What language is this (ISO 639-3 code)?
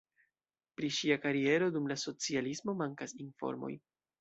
epo